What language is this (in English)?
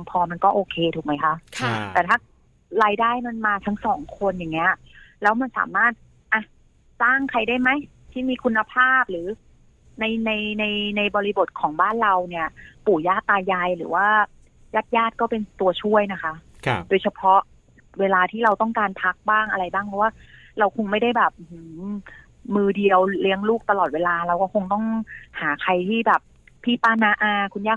Thai